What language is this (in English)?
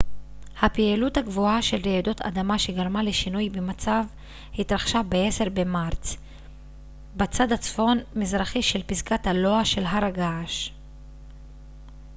Hebrew